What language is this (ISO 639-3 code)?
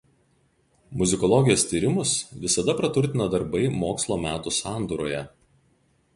lit